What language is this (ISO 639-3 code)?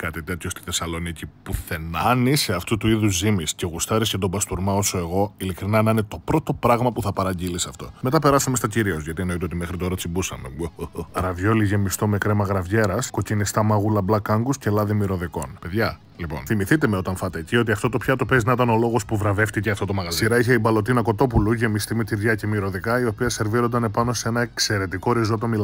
ell